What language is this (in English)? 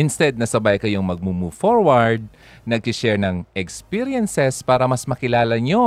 Filipino